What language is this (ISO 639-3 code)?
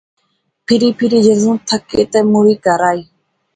phr